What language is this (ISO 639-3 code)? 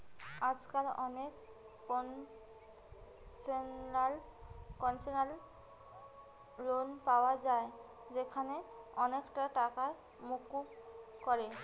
ben